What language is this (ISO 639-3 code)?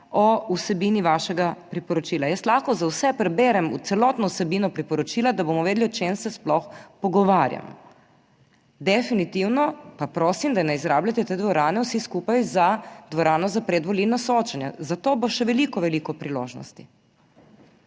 slv